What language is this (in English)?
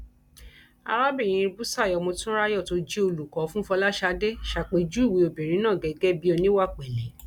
Yoruba